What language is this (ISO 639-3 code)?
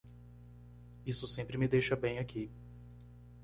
por